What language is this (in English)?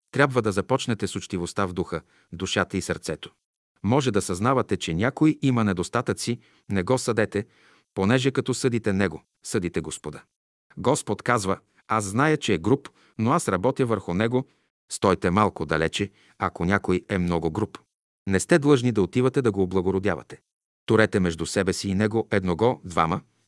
Bulgarian